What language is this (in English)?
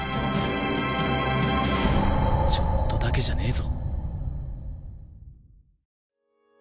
Japanese